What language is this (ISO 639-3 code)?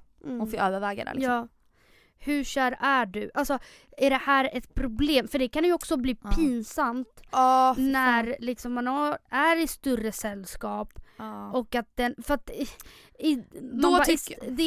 swe